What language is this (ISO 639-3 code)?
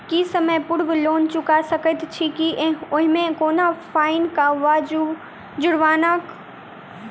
mai